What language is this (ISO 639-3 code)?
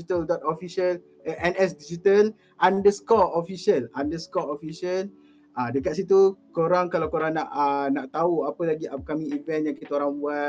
msa